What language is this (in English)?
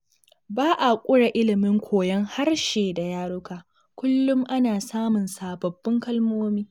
Hausa